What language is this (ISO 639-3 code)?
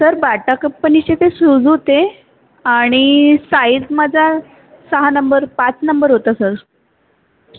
mar